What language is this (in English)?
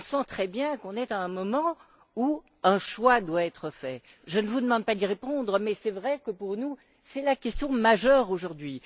French